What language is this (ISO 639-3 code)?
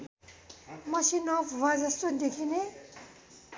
nep